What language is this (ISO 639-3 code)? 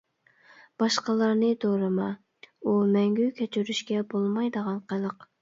uig